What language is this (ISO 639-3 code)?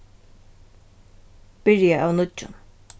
fao